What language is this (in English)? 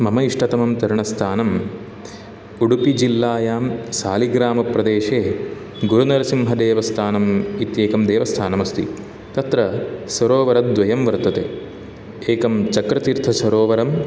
Sanskrit